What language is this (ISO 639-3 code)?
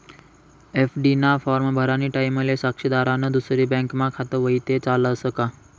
mar